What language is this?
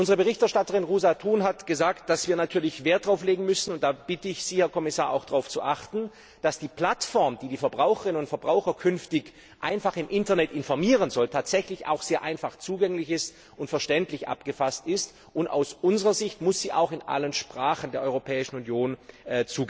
German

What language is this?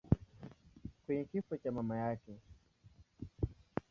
Swahili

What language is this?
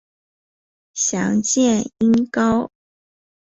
Chinese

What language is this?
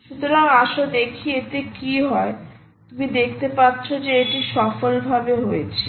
Bangla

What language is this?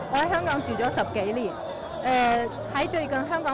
Indonesian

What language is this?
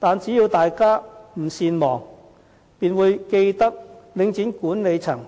Cantonese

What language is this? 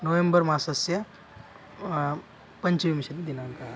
Sanskrit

